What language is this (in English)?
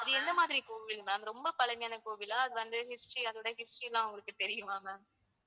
Tamil